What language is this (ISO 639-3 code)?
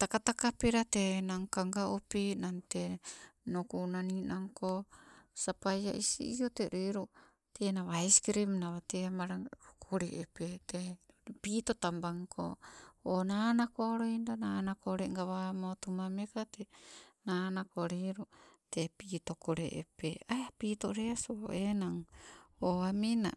nco